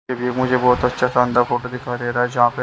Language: Hindi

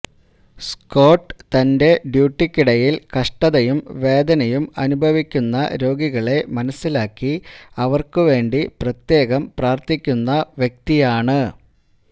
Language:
Malayalam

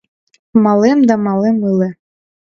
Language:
Mari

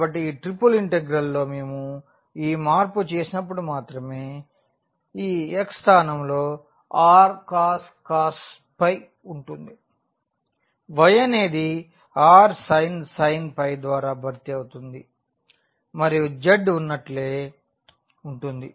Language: Telugu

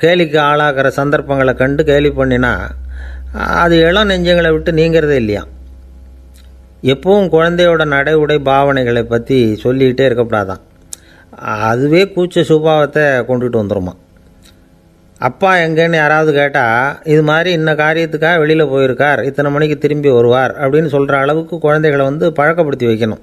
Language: Romanian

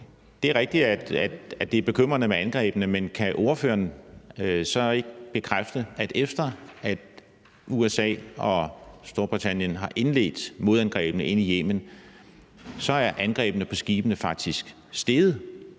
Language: Danish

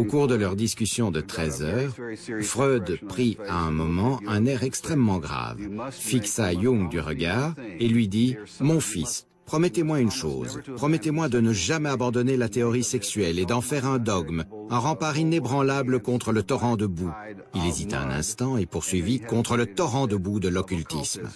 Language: French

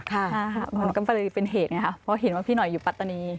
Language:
Thai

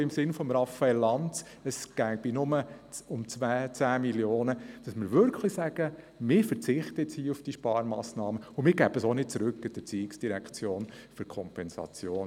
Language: Swiss German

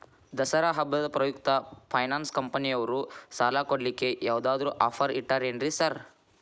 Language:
Kannada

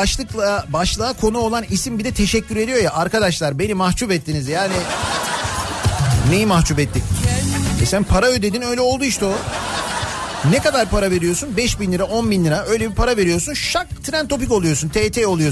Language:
Turkish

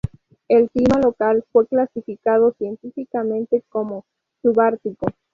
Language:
Spanish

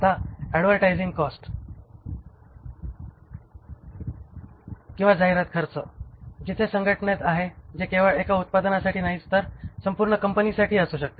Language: Marathi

